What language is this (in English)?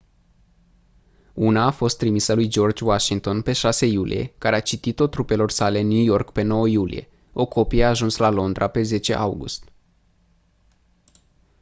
Romanian